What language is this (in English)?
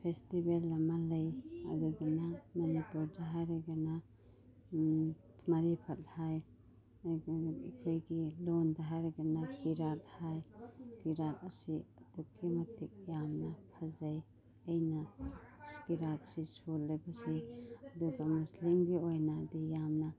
Manipuri